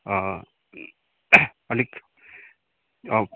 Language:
Nepali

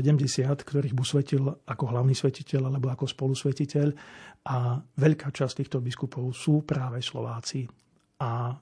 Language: Slovak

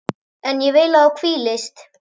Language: Icelandic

